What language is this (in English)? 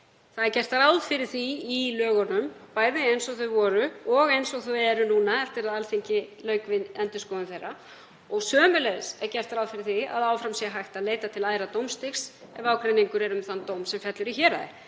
Icelandic